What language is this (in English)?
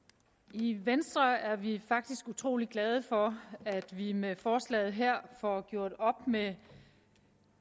Danish